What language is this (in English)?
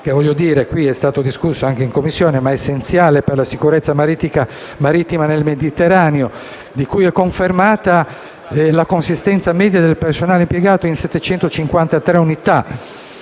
Italian